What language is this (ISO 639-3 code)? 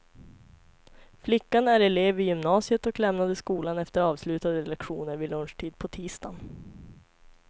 swe